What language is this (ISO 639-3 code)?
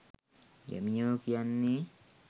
sin